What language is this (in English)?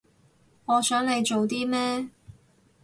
Cantonese